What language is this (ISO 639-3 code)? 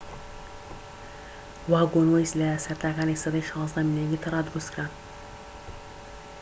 ckb